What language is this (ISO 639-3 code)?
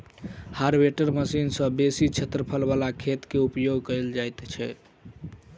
mai